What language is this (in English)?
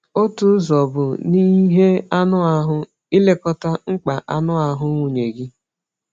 Igbo